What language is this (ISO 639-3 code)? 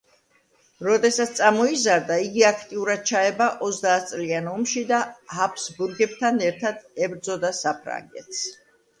kat